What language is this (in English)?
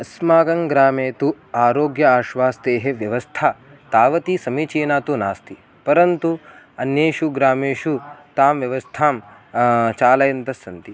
Sanskrit